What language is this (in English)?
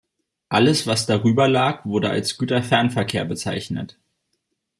German